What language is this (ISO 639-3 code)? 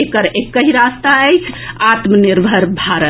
mai